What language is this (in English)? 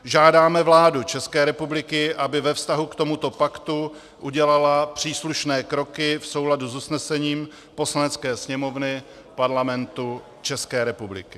Czech